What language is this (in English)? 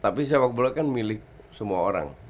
Indonesian